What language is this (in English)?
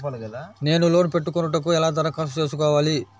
Telugu